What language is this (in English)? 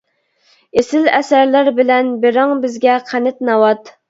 Uyghur